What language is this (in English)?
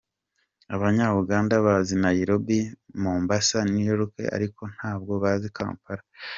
Kinyarwanda